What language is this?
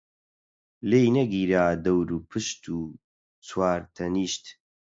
Central Kurdish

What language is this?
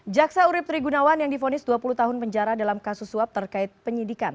Indonesian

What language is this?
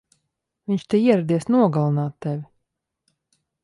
Latvian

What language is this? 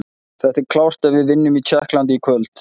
Icelandic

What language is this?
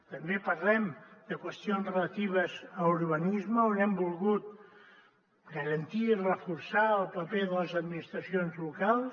Catalan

